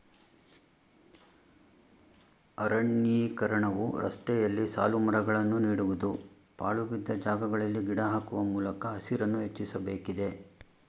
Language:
Kannada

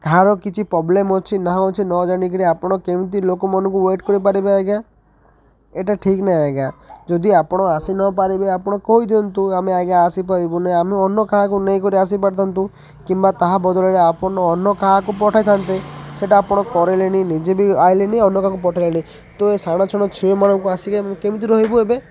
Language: Odia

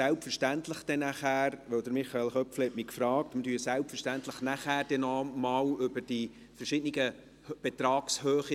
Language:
Swiss German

